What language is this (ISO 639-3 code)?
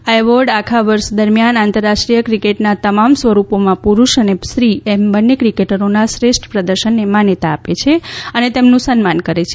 guj